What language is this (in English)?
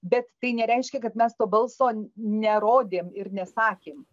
Lithuanian